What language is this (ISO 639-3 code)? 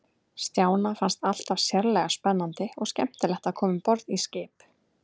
isl